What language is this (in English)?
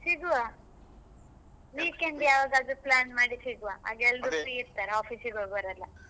Kannada